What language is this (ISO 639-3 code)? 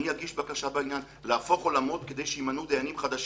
heb